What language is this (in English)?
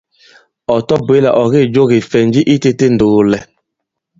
Bankon